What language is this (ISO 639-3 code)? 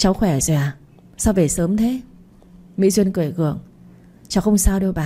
vie